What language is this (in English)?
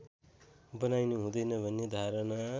Nepali